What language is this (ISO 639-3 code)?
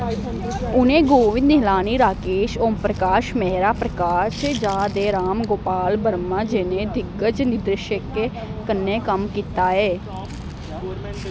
doi